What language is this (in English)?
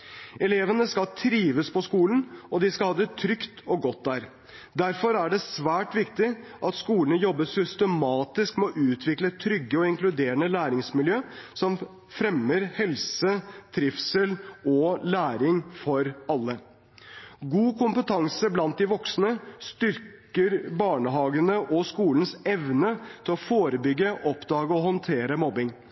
Norwegian Bokmål